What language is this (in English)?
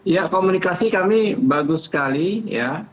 Indonesian